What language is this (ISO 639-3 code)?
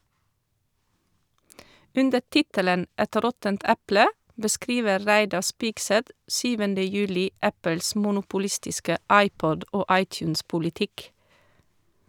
nor